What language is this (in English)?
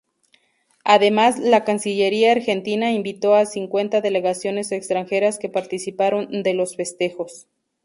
Spanish